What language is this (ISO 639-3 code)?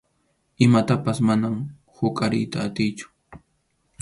qxu